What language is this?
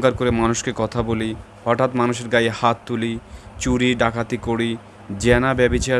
Turkish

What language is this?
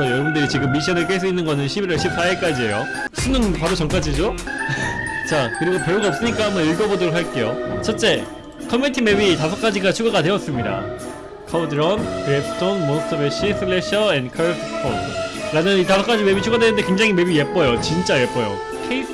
Korean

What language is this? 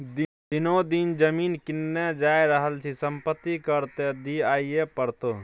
Maithili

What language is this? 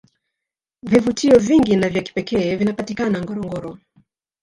Swahili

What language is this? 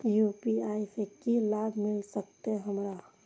Maithili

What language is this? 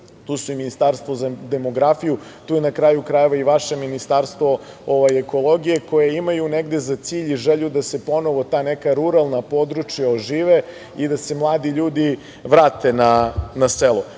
Serbian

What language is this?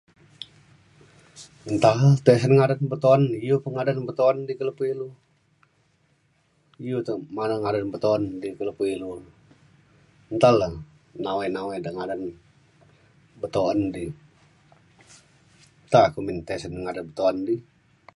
Mainstream Kenyah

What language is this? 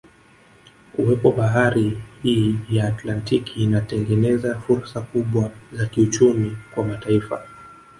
Swahili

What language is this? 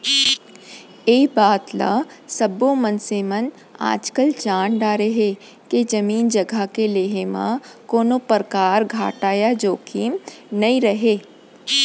Chhattisgarhi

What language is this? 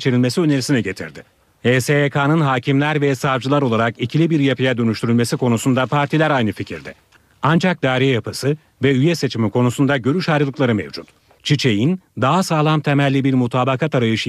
Turkish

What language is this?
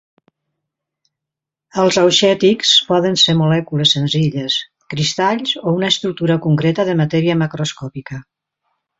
Catalan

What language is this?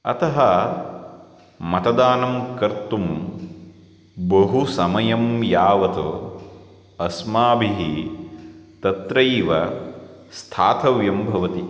Sanskrit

